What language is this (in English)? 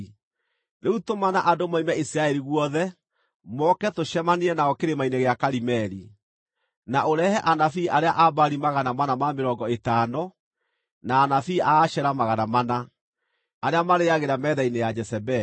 Kikuyu